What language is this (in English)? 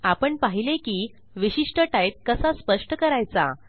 Marathi